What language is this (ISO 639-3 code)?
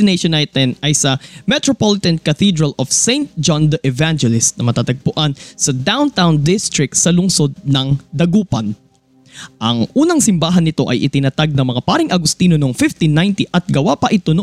fil